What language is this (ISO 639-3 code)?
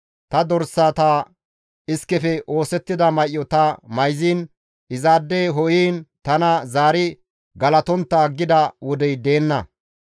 gmv